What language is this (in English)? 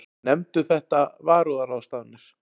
Icelandic